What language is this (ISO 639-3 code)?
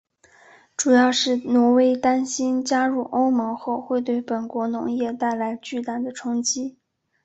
zho